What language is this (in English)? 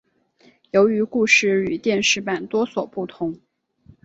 Chinese